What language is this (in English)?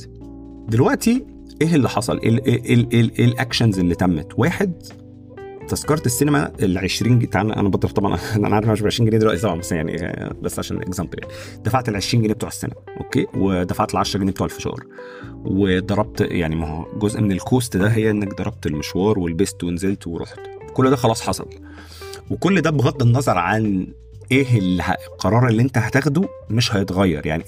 Arabic